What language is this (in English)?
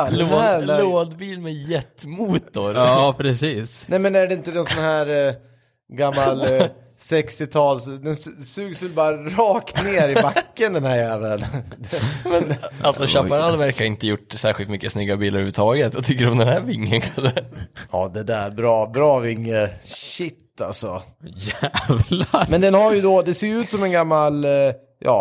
Swedish